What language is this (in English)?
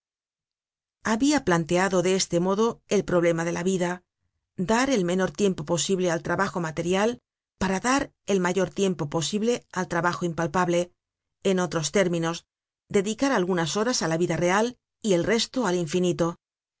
Spanish